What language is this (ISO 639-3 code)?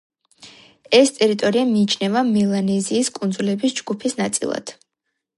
kat